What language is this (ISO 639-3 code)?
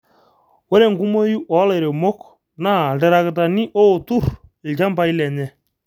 mas